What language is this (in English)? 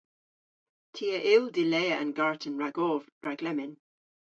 Cornish